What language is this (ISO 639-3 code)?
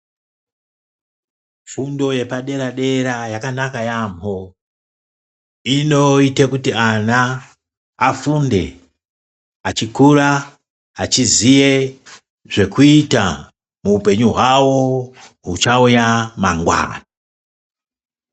ndc